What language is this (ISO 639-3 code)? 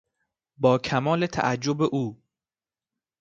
fas